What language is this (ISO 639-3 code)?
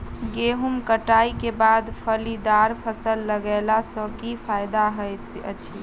mai